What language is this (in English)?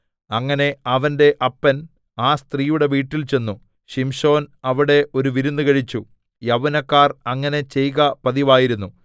Malayalam